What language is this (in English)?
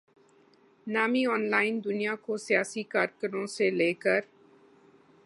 Urdu